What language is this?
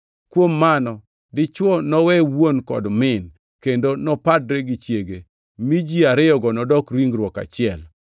Luo (Kenya and Tanzania)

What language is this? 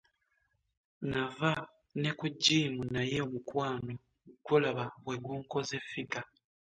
Ganda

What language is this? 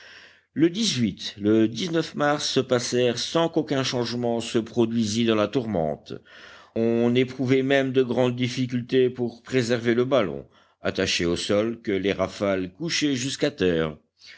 French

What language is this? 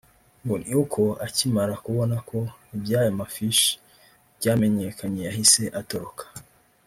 Kinyarwanda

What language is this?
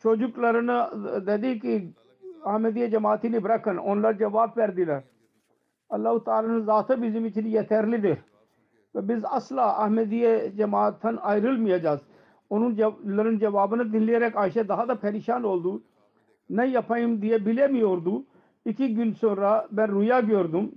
Turkish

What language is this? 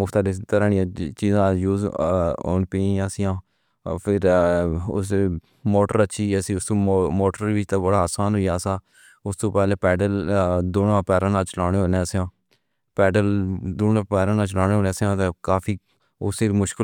Pahari-Potwari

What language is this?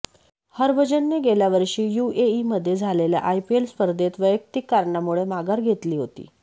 Marathi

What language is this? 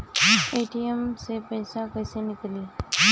Bhojpuri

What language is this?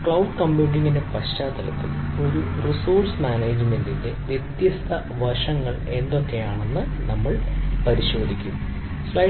Malayalam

